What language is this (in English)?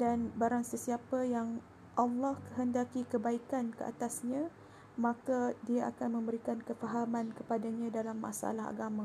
Malay